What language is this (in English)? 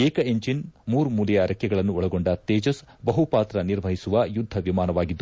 Kannada